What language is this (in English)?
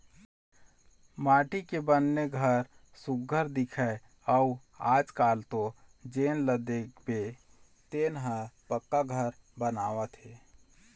Chhattisgarhi